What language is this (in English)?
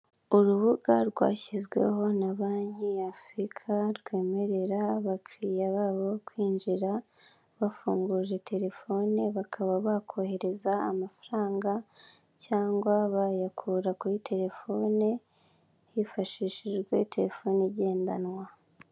Kinyarwanda